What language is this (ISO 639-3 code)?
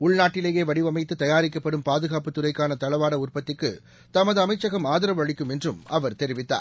tam